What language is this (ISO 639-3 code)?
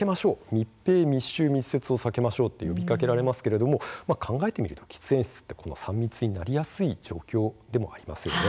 jpn